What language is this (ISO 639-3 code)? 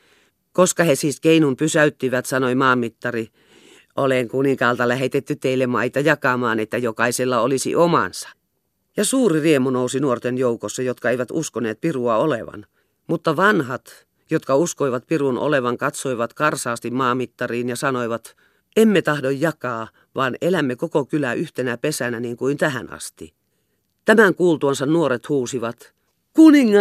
fin